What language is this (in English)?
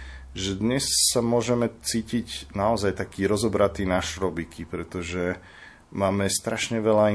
Slovak